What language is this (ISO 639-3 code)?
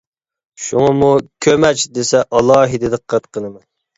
uig